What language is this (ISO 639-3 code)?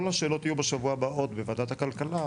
heb